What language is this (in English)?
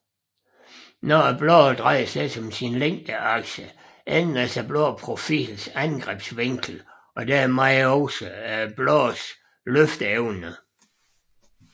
Danish